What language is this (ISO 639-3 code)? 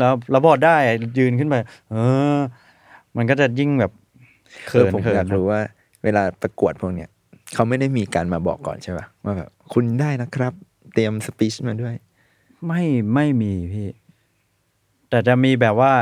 tha